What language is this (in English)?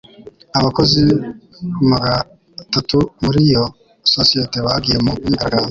Kinyarwanda